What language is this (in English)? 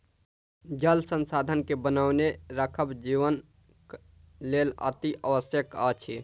Maithili